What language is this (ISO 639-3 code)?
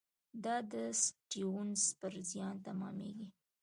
pus